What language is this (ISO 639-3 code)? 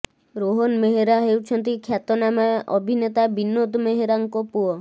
ori